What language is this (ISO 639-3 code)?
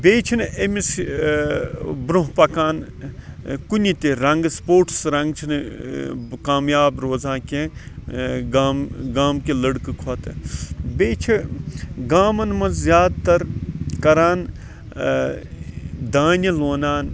kas